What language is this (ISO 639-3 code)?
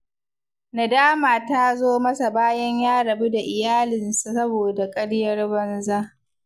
hau